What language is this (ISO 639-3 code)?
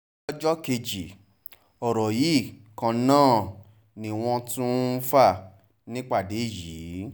yor